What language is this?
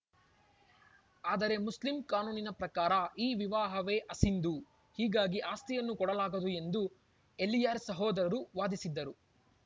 Kannada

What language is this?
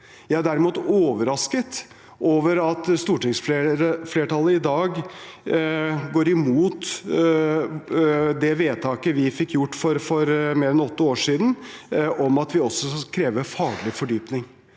Norwegian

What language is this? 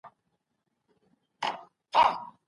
Pashto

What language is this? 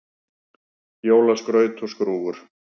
Icelandic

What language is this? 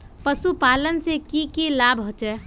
Magahi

